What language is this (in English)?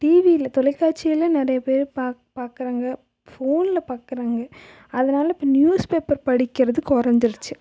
Tamil